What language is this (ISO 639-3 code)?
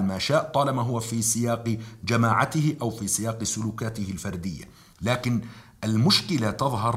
ara